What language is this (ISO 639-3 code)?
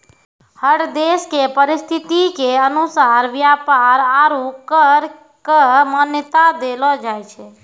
mai